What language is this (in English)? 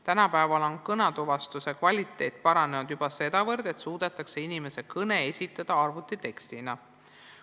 Estonian